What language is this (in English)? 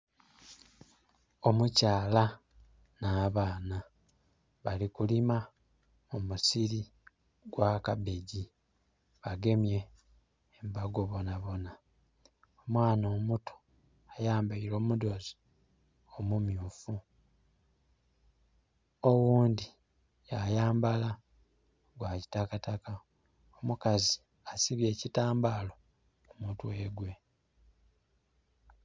Soga